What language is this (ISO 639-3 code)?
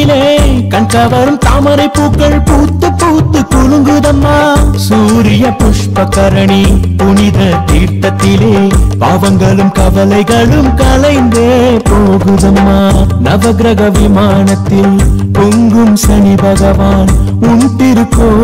tam